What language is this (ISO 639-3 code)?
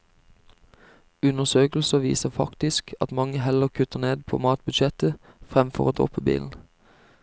nor